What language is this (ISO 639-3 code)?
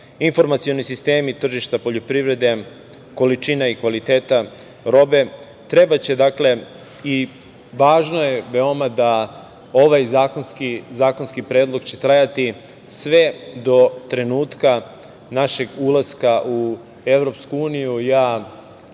srp